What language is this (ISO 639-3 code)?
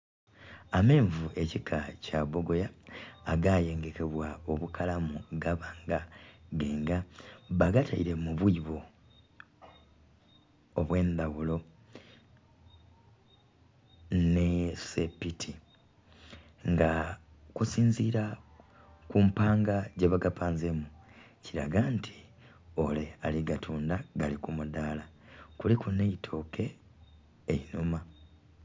xog